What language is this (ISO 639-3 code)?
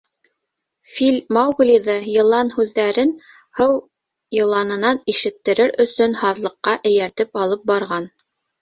bak